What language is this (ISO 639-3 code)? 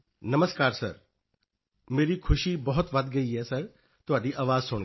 pan